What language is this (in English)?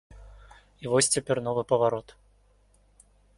Belarusian